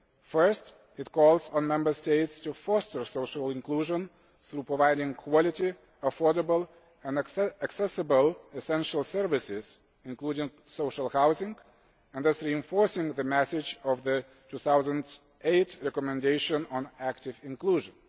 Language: English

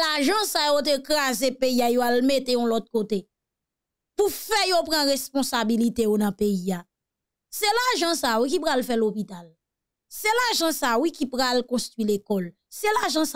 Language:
French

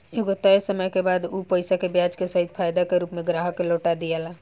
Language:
Bhojpuri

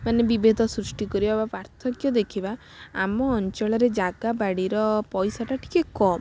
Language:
Odia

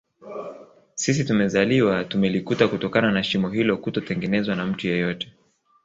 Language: Swahili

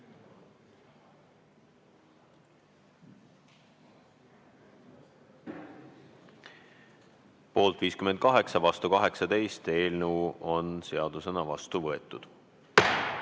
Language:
Estonian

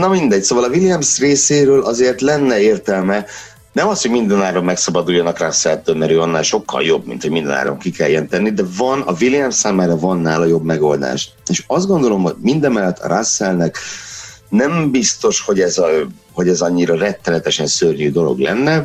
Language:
Hungarian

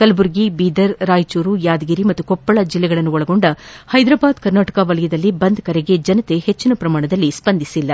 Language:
Kannada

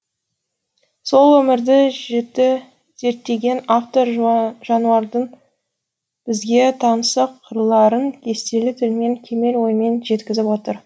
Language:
Kazakh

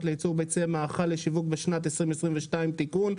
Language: Hebrew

